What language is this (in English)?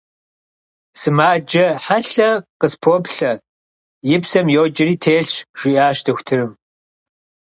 Kabardian